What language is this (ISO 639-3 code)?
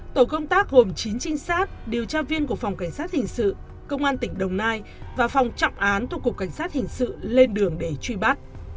vie